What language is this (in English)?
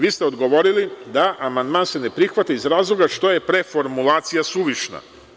Serbian